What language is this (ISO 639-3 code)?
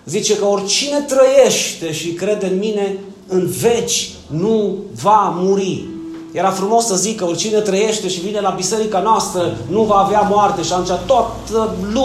ron